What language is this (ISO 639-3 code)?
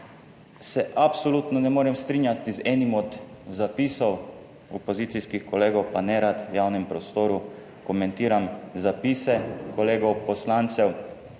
slv